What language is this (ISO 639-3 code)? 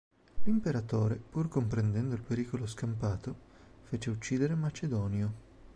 ita